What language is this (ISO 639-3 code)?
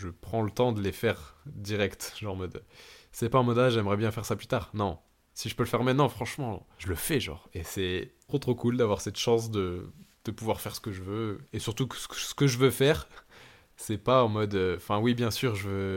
fra